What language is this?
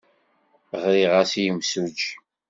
Kabyle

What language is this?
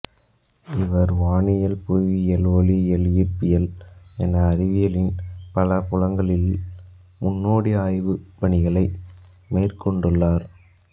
Tamil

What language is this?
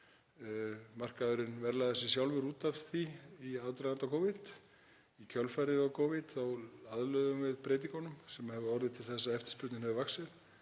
Icelandic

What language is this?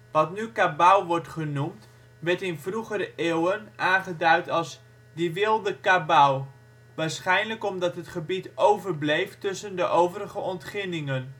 Dutch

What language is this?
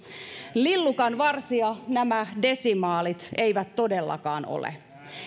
Finnish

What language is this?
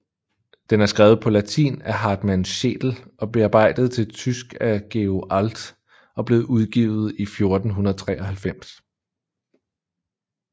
Danish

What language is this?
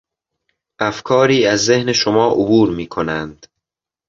Persian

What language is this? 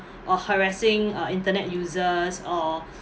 English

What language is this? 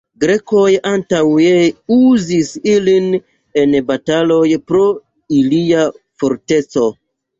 Esperanto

